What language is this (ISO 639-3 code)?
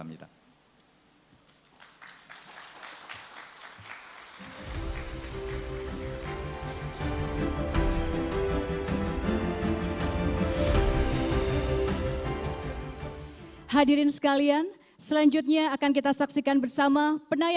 ind